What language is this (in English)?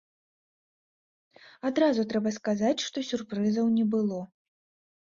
Belarusian